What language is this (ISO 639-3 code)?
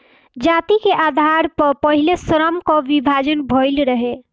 bho